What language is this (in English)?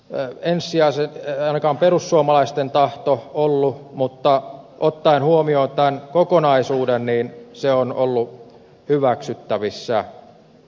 Finnish